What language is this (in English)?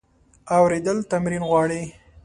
Pashto